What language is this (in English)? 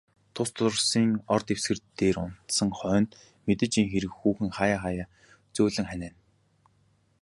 Mongolian